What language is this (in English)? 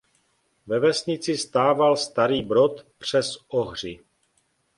Czech